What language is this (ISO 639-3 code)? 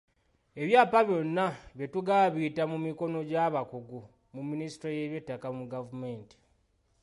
lug